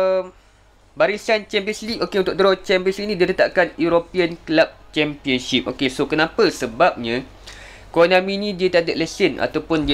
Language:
Malay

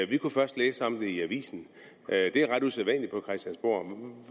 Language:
Danish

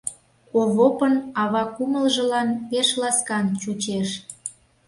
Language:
Mari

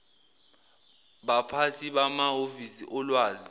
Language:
Zulu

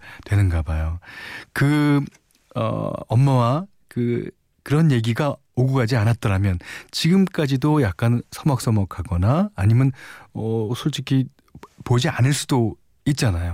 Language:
Korean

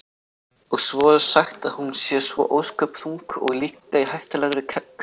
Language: Icelandic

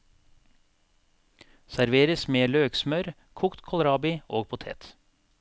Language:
Norwegian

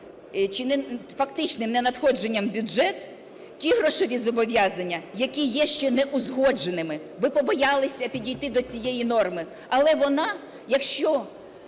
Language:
Ukrainian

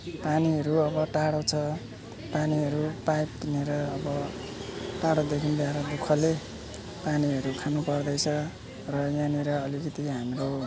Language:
Nepali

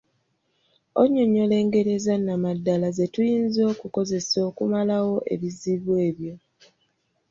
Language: Ganda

